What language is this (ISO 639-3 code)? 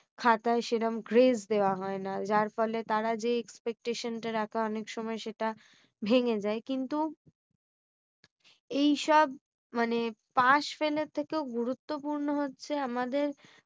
ben